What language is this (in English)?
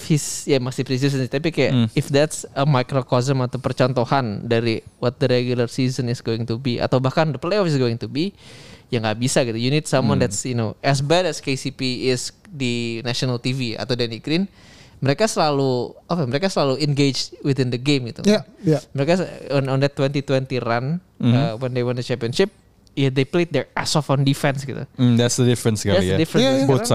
Indonesian